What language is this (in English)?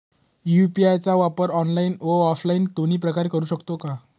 Marathi